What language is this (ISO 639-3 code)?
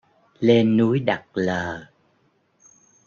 vie